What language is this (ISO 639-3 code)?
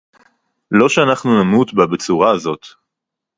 heb